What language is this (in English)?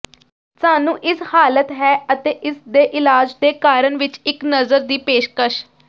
Punjabi